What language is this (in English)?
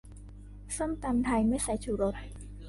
Thai